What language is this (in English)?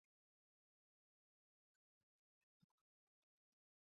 Basque